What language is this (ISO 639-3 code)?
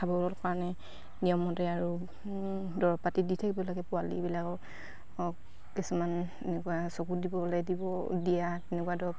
asm